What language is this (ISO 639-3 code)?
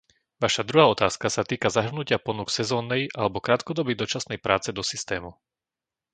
slk